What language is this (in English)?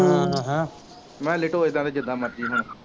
Punjabi